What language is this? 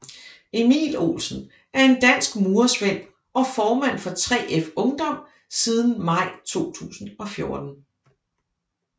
Danish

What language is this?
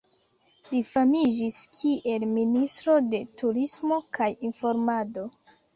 Esperanto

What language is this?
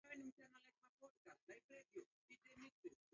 Swahili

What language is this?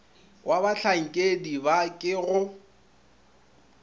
Northern Sotho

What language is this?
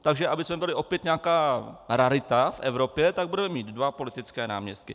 Czech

